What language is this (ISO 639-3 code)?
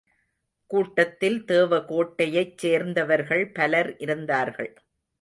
tam